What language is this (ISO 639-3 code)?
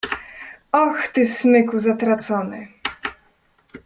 pol